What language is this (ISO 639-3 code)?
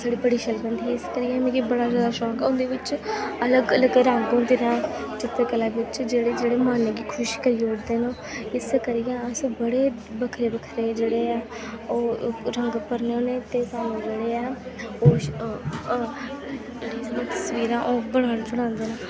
doi